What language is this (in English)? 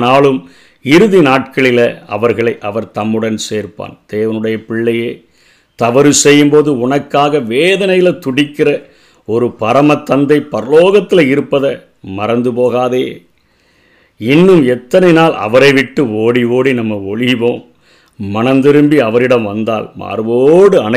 Tamil